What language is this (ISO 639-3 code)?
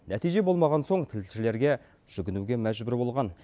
kaz